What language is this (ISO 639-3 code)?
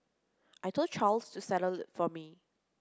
eng